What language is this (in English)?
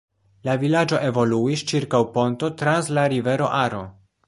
Esperanto